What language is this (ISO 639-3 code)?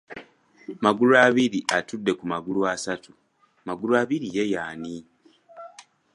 lug